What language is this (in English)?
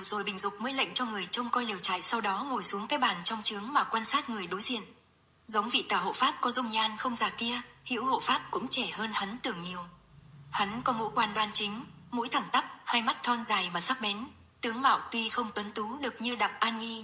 Vietnamese